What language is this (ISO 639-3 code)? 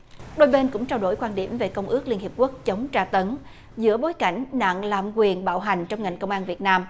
vie